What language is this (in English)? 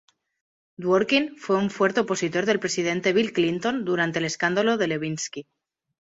Spanish